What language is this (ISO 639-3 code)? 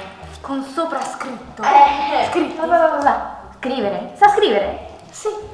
ita